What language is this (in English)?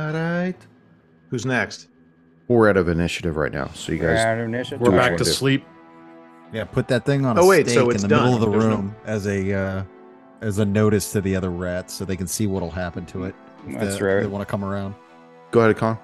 English